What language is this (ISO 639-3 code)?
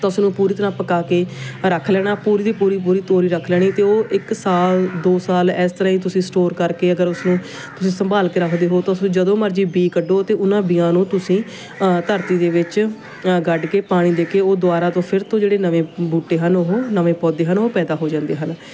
pan